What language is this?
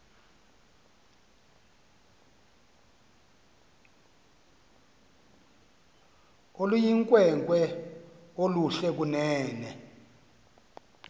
Xhosa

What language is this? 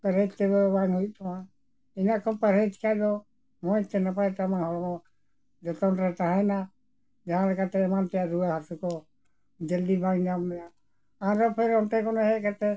Santali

